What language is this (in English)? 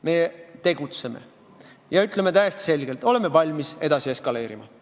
Estonian